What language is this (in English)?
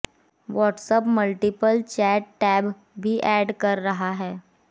Hindi